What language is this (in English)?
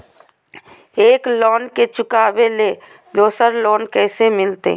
Magahi